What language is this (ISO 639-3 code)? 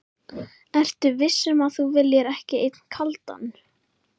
isl